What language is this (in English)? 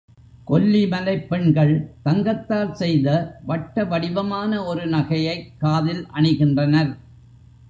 Tamil